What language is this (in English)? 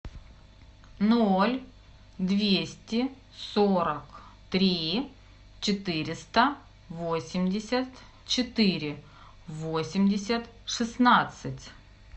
Russian